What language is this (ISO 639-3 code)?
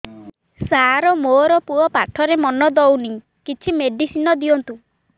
ori